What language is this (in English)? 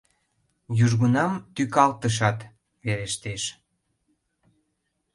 Mari